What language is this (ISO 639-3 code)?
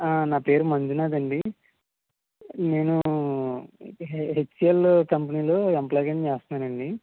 tel